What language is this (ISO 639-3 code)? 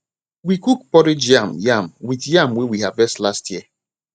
pcm